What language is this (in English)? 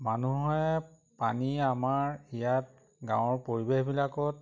Assamese